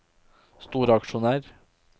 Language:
Norwegian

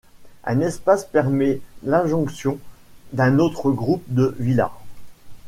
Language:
French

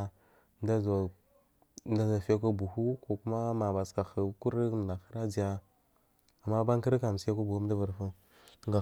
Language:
Marghi South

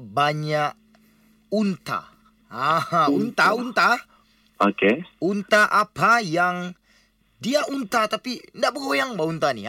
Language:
Malay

